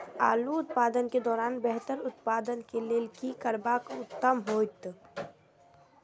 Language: Maithili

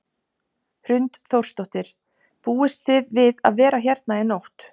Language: Icelandic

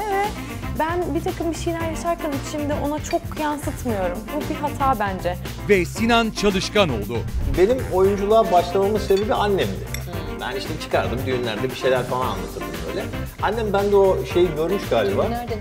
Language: Turkish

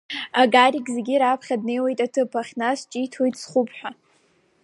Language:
Abkhazian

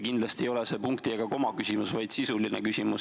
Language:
Estonian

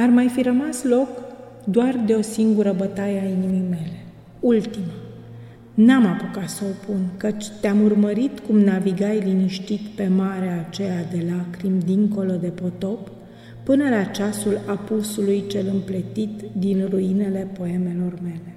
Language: Romanian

